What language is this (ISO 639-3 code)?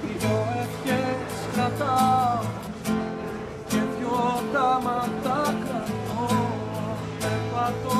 ell